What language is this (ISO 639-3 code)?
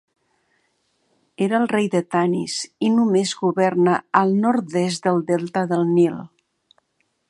cat